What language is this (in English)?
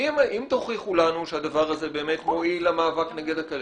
Hebrew